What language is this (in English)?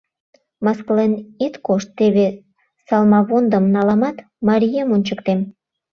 Mari